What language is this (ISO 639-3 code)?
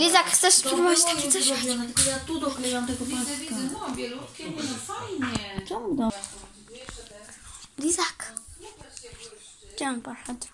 pol